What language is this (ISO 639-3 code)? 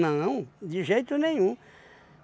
por